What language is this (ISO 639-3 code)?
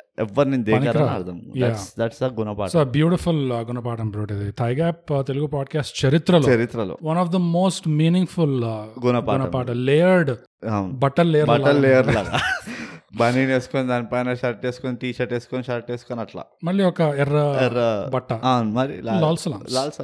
tel